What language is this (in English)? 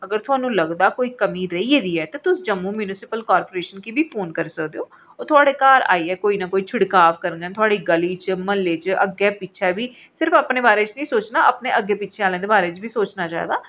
Dogri